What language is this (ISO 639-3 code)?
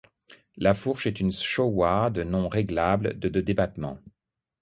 fra